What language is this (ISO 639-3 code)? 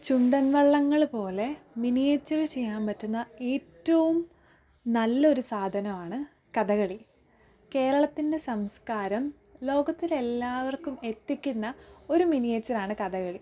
mal